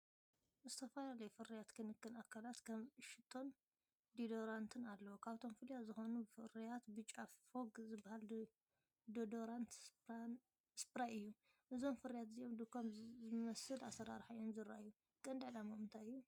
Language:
Tigrinya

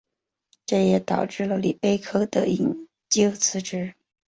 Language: Chinese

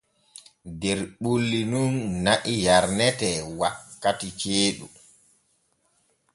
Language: Borgu Fulfulde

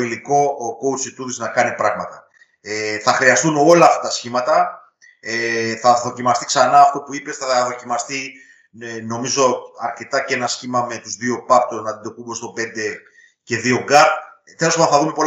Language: Greek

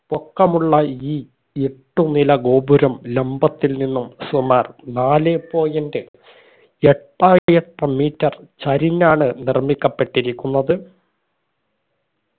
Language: Malayalam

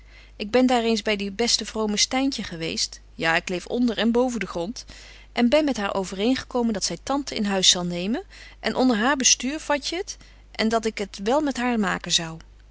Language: Dutch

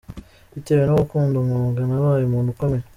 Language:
Kinyarwanda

